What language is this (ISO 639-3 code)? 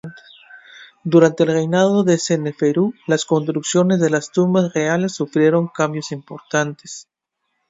spa